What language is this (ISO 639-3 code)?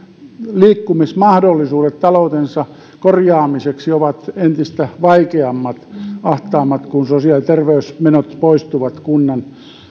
fin